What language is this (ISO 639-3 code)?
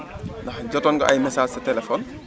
wol